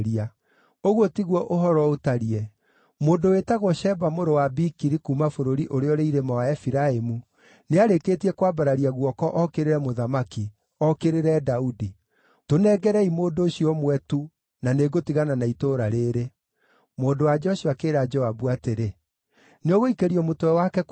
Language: Kikuyu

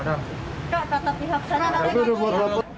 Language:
Indonesian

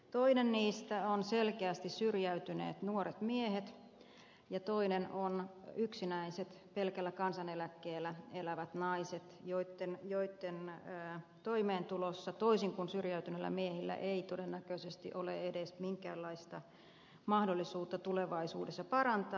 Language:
Finnish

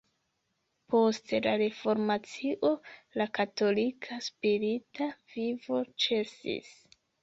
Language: Esperanto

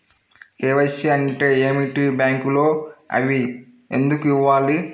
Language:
Telugu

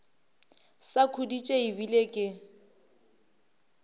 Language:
Northern Sotho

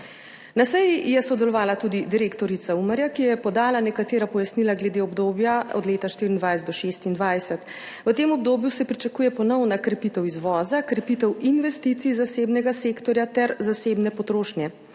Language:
Slovenian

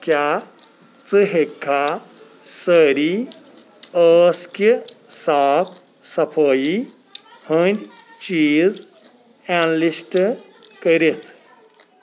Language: Kashmiri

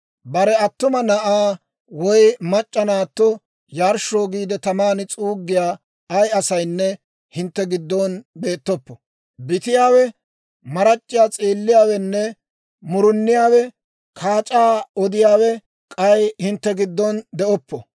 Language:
Dawro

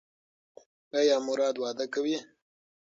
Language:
Pashto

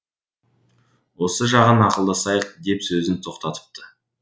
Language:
Kazakh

